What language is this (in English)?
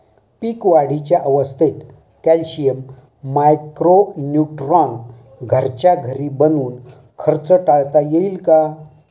Marathi